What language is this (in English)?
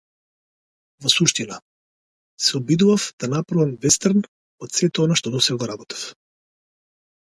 Macedonian